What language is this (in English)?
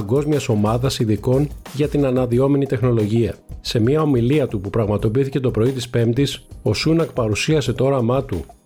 Greek